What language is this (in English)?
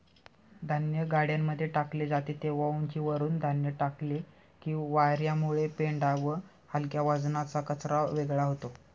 Marathi